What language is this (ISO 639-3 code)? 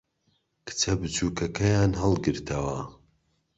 ckb